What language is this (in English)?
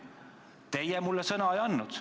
Estonian